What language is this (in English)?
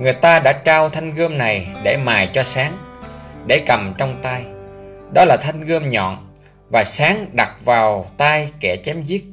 Vietnamese